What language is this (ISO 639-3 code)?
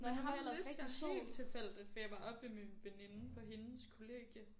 dan